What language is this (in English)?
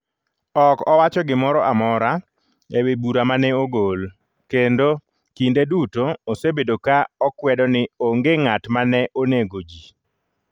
Luo (Kenya and Tanzania)